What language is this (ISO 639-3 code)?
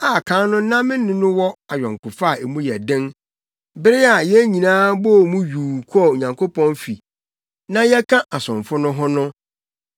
aka